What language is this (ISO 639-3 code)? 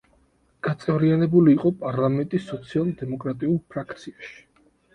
kat